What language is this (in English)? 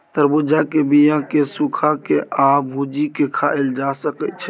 Maithili